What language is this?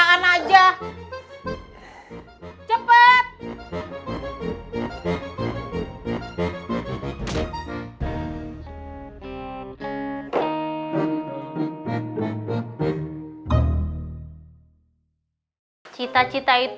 Indonesian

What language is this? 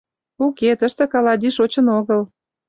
Mari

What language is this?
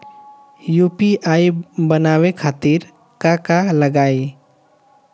Bhojpuri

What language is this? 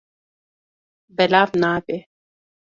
Kurdish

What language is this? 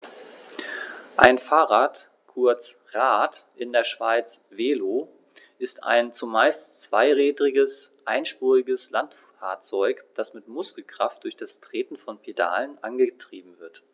German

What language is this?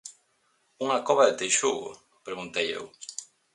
Galician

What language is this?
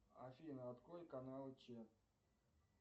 Russian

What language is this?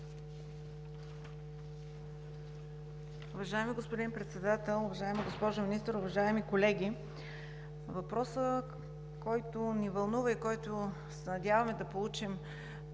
Bulgarian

